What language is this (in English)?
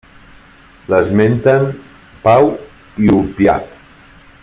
Catalan